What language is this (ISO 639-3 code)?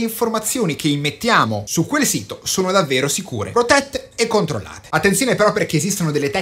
ita